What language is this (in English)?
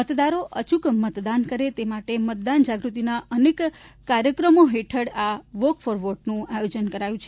Gujarati